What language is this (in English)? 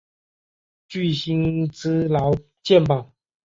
Chinese